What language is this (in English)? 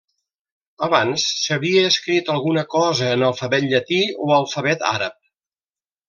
Catalan